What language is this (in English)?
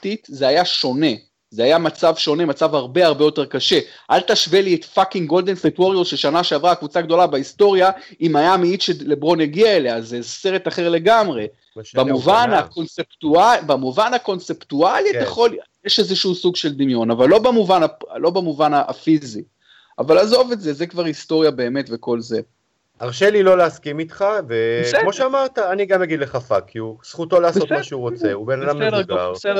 Hebrew